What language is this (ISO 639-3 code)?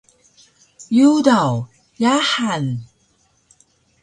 trv